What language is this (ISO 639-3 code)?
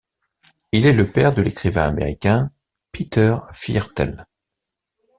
fra